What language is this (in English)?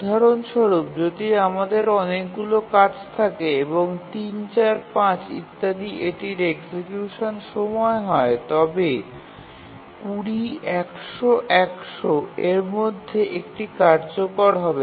Bangla